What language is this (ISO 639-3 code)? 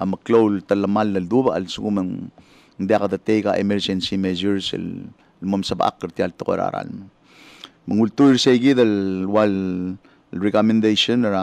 fil